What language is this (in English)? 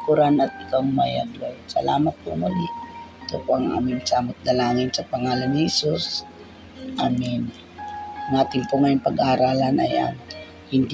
Filipino